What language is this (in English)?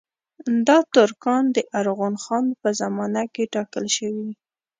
Pashto